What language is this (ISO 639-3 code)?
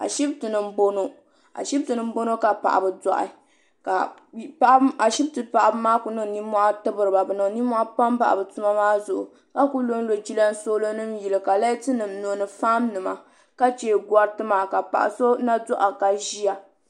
dag